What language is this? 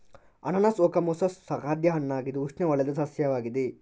Kannada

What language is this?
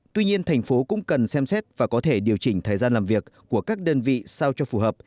Vietnamese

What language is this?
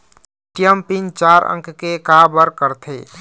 Chhattisgarhi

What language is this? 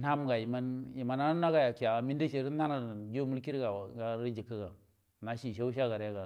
Buduma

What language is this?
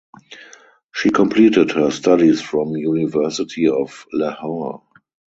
English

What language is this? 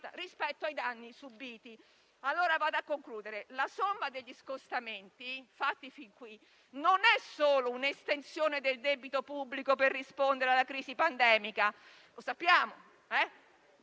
Italian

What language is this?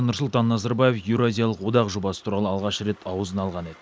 Kazakh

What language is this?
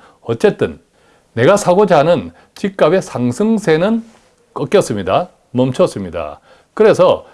Korean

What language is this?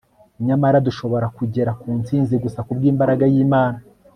Kinyarwanda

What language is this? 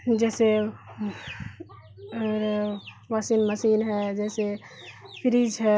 Urdu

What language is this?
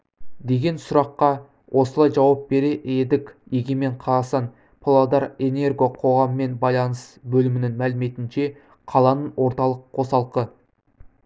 Kazakh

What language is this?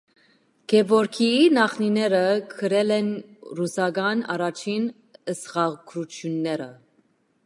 Armenian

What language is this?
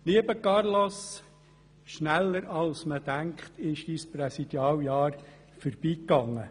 Swiss German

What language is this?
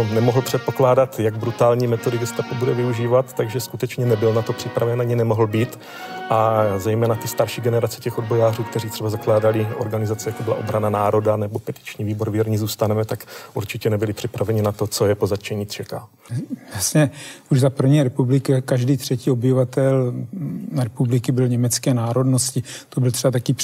Czech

